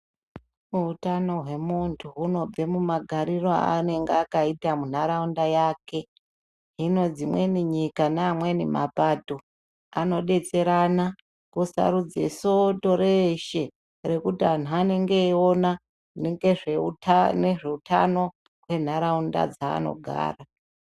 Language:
Ndau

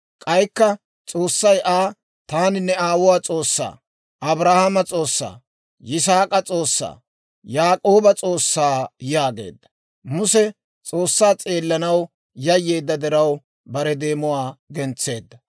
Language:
Dawro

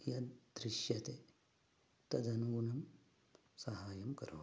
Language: Sanskrit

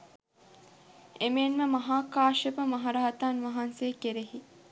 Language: Sinhala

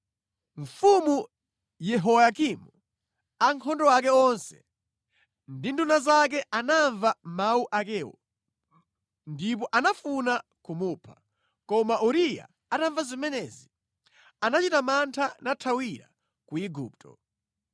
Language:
Nyanja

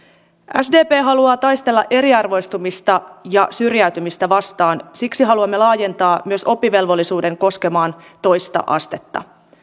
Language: Finnish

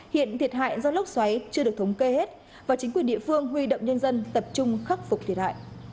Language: Vietnamese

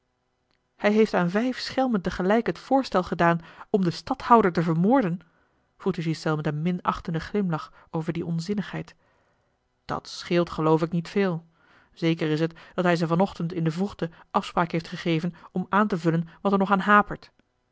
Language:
Dutch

